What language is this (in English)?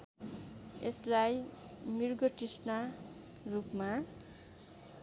Nepali